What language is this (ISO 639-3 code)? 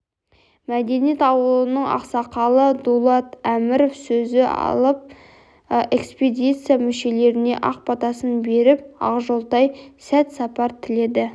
kaz